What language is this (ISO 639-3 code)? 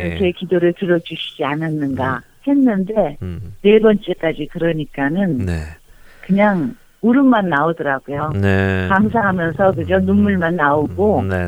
kor